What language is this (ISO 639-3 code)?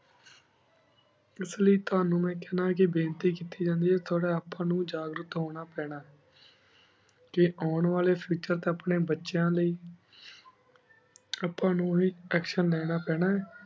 pan